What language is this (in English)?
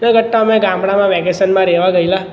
Gujarati